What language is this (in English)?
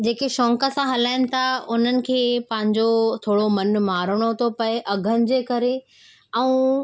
Sindhi